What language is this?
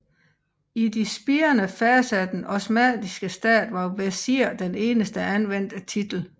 Danish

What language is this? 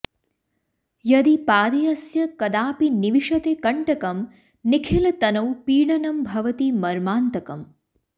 Sanskrit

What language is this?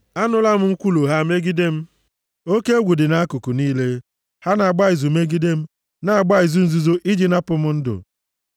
Igbo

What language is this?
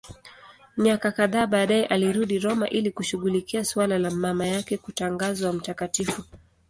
Swahili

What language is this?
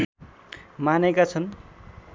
Nepali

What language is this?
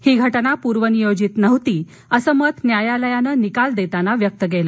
Marathi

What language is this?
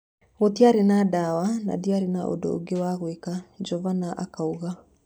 Kikuyu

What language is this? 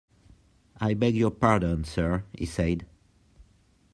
English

